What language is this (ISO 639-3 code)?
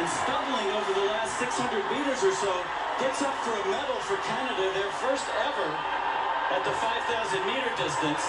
eng